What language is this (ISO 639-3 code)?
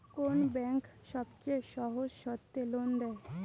ben